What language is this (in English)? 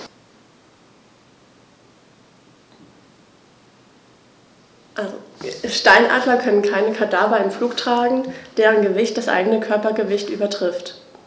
German